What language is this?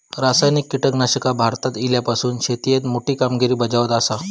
Marathi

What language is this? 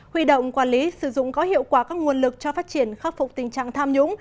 Vietnamese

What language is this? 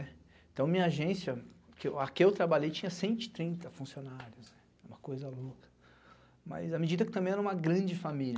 Portuguese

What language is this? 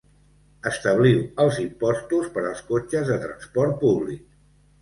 Catalan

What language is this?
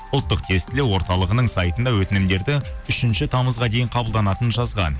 Kazakh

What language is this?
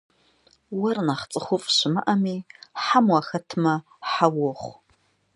Kabardian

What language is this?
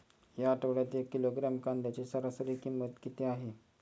Marathi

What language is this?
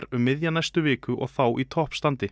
Icelandic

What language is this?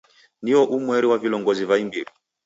Taita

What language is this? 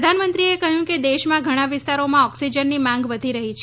Gujarati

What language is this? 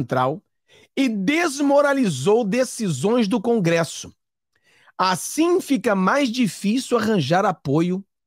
Portuguese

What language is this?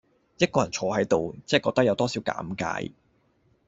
Cantonese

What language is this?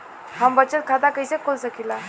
Bhojpuri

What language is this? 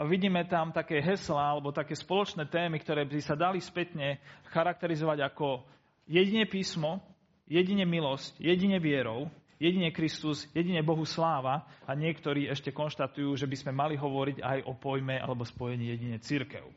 Slovak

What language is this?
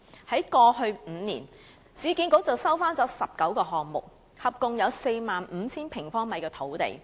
Cantonese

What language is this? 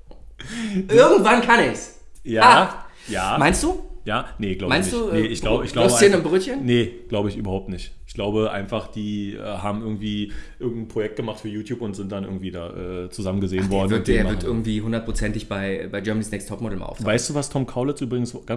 German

